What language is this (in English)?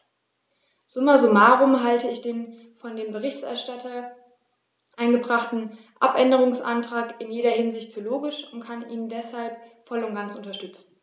German